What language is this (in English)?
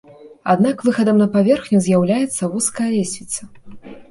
Belarusian